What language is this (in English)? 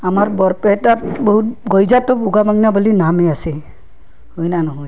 Assamese